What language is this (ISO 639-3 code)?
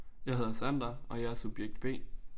dan